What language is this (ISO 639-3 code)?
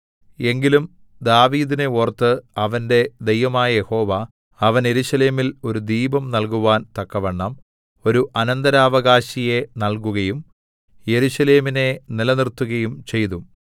mal